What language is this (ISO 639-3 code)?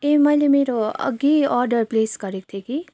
nep